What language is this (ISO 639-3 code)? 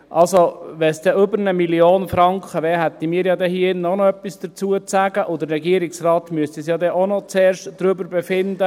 gsw